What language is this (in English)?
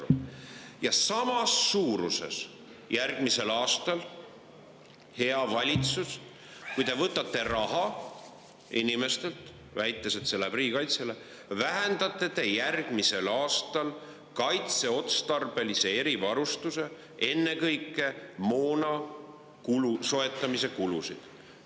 Estonian